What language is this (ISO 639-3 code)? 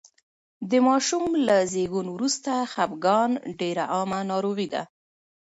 pus